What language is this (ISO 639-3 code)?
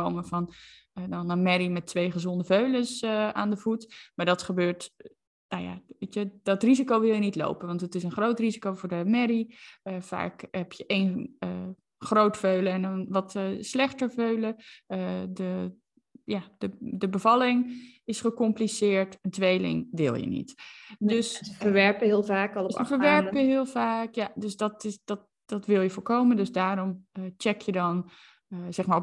nld